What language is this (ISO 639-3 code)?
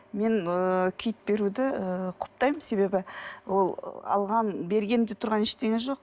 kaz